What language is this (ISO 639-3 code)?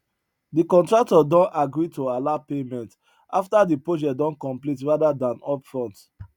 pcm